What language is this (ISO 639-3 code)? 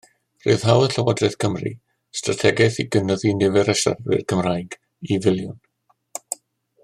cym